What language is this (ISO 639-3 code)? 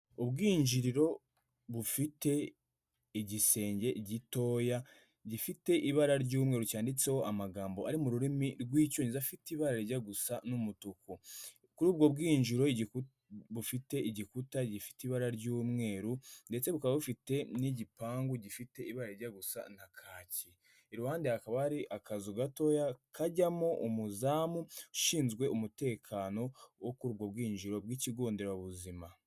kin